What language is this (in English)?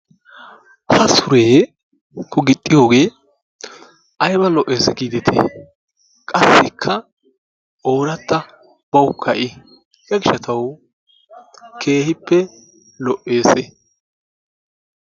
Wolaytta